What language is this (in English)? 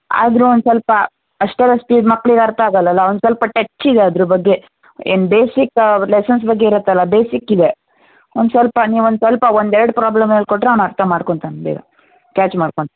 Kannada